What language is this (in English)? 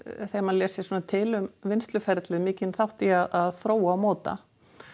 Icelandic